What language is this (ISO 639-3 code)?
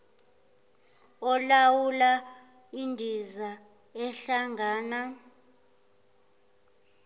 zul